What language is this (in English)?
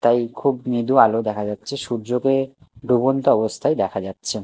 Bangla